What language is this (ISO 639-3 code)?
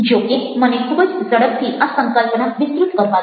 guj